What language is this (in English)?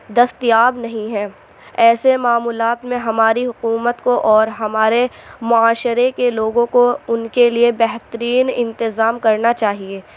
Urdu